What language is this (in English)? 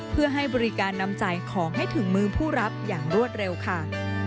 Thai